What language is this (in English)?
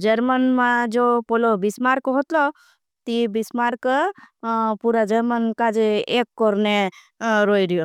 Bhili